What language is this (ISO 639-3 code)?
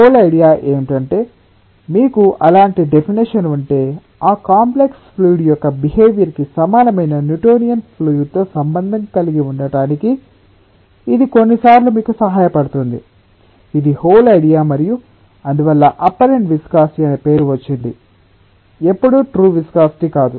tel